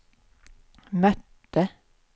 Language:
Swedish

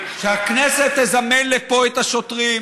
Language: Hebrew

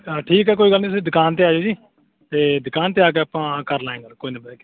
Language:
Punjabi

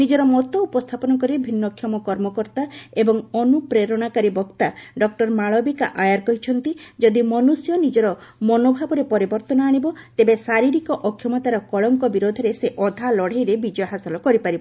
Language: Odia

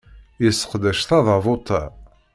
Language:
Kabyle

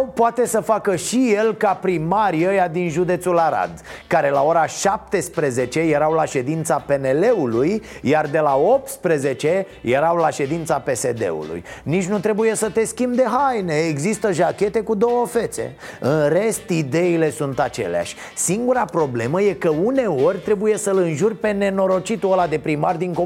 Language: Romanian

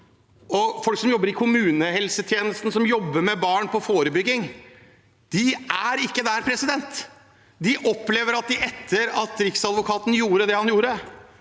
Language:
Norwegian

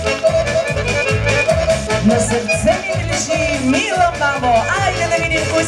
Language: Bulgarian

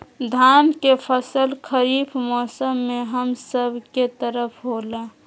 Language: Magahi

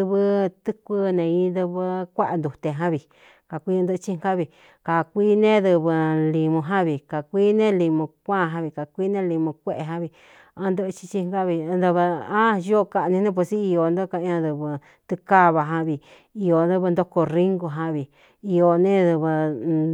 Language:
Cuyamecalco Mixtec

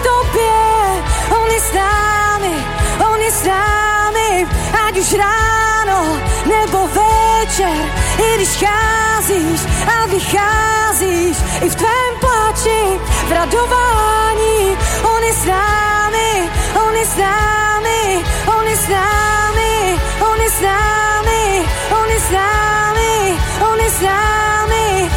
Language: Czech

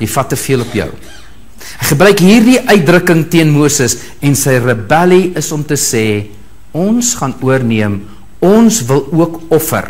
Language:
Dutch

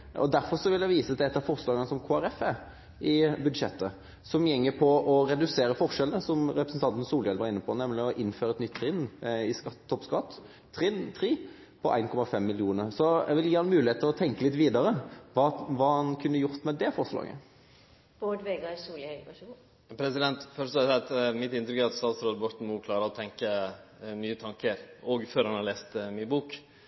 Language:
Norwegian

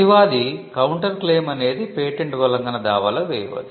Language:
Telugu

